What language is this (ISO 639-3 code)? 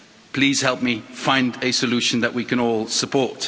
eng